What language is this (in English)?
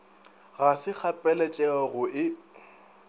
Northern Sotho